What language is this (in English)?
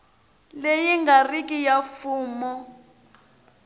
Tsonga